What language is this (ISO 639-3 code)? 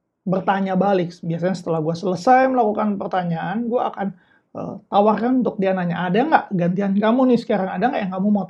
ind